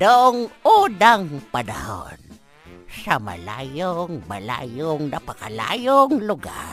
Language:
Filipino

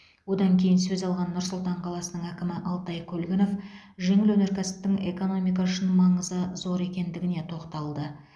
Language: Kazakh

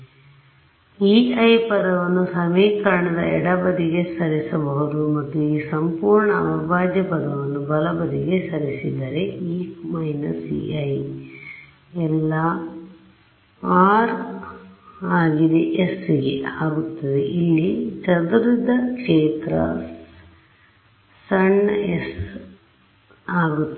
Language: Kannada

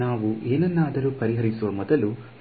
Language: Kannada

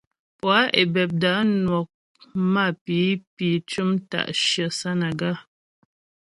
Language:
Ghomala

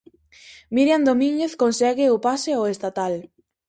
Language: Galician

